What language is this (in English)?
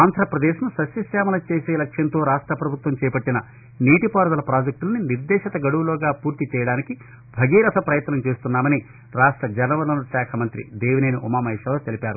Telugu